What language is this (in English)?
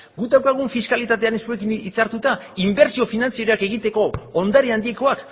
Basque